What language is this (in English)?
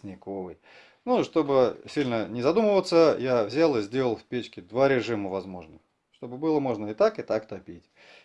Russian